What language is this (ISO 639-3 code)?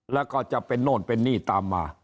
tha